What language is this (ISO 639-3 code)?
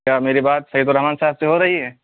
urd